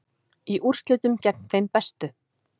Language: Icelandic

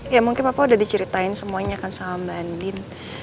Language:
Indonesian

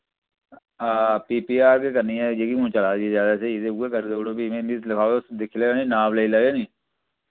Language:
Dogri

